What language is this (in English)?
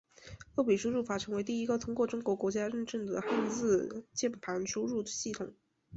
Chinese